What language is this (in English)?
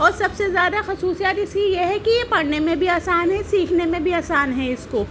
Urdu